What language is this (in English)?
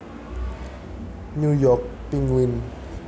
Javanese